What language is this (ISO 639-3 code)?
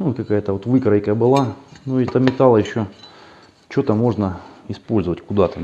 rus